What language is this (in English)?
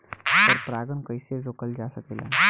Bhojpuri